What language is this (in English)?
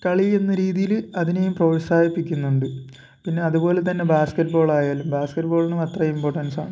Malayalam